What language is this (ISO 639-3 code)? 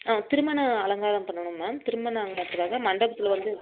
tam